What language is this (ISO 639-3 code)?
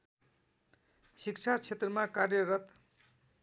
nep